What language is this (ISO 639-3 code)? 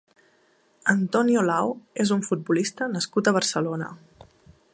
cat